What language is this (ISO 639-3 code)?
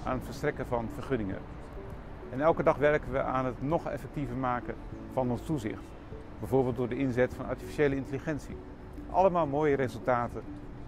nld